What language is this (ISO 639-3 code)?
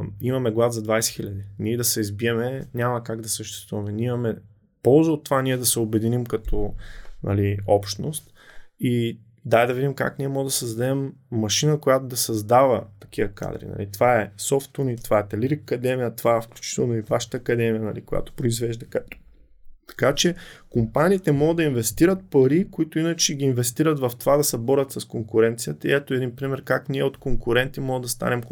bul